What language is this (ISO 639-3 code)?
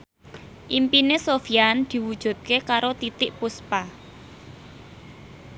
jav